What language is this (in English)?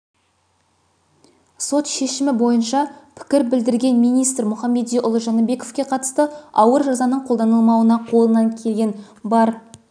Kazakh